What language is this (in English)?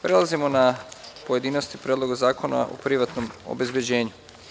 Serbian